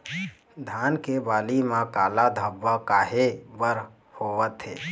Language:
Chhattisgarhi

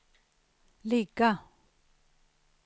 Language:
Swedish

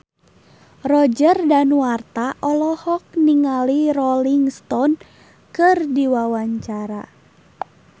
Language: Sundanese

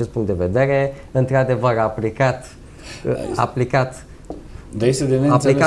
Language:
Romanian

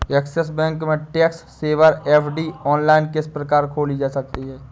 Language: Hindi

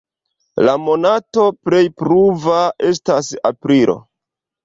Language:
Esperanto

